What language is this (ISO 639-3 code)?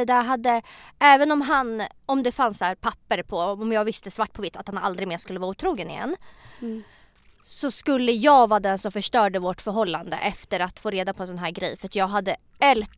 swe